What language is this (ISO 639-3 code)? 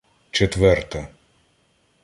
ukr